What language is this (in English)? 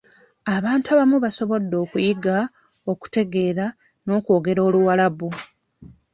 Ganda